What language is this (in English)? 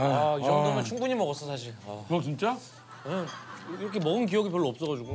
Korean